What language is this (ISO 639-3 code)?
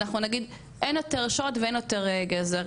heb